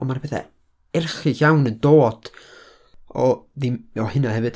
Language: Welsh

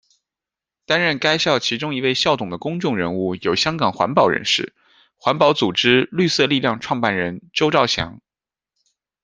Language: Chinese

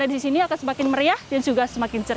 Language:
Indonesian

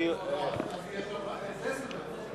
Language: Hebrew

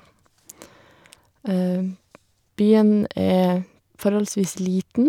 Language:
Norwegian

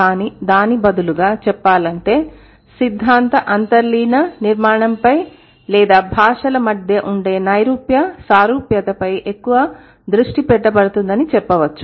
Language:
Telugu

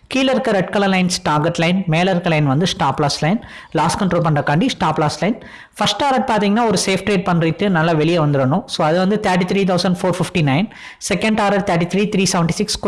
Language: Tamil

